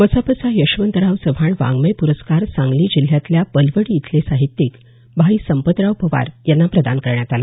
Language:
Marathi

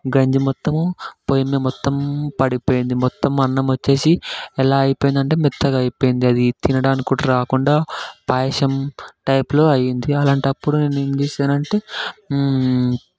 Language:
Telugu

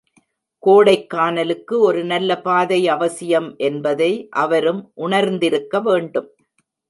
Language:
Tamil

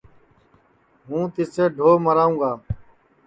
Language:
Sansi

